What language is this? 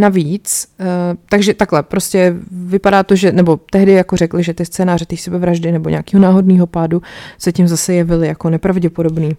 Czech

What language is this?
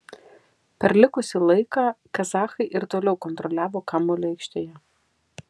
Lithuanian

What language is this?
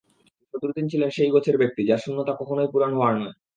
Bangla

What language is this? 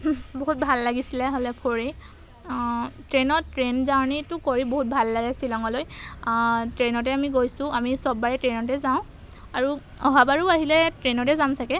Assamese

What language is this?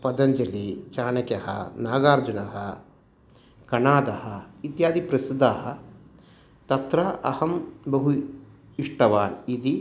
Sanskrit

